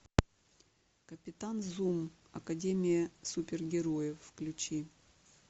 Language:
Russian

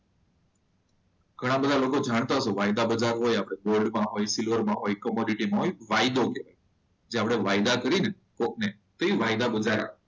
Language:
Gujarati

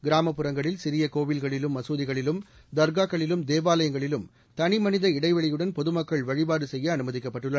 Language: Tamil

